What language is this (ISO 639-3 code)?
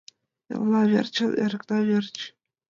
chm